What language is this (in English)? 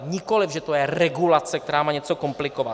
Czech